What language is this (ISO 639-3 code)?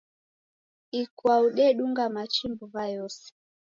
dav